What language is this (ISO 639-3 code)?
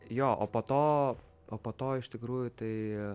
lit